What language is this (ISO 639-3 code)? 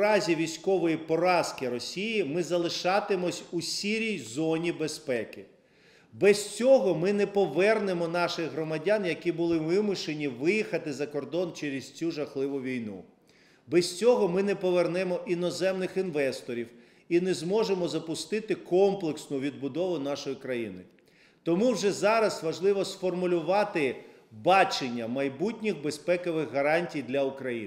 ukr